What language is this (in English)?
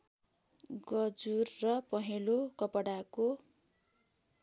Nepali